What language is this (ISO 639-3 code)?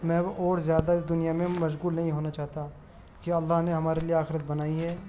urd